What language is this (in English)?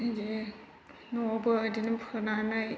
Bodo